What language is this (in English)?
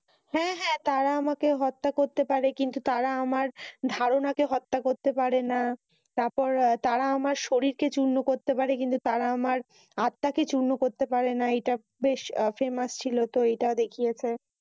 Bangla